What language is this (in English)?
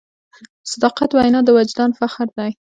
Pashto